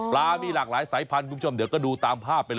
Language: Thai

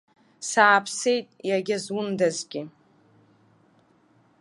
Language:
Abkhazian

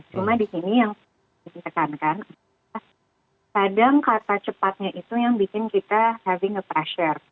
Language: Indonesian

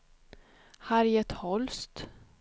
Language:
Swedish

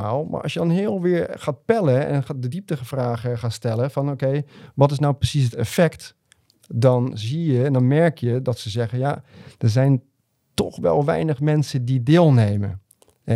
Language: Dutch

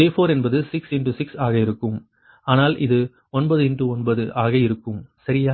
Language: Tamil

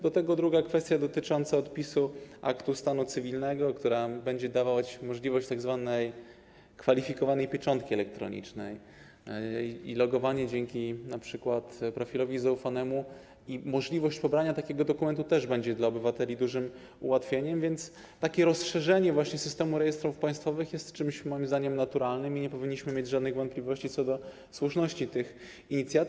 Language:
Polish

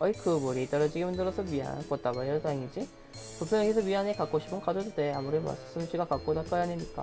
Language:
Korean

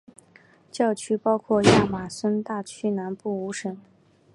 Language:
Chinese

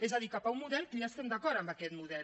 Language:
Catalan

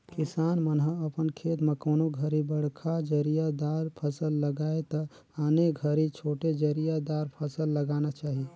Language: Chhattisgarhi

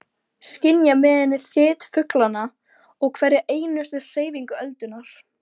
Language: Icelandic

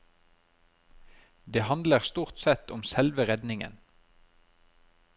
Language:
Norwegian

